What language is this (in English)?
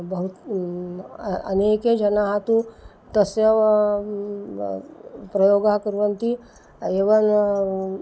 Sanskrit